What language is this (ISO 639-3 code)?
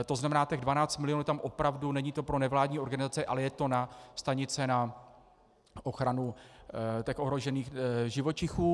ces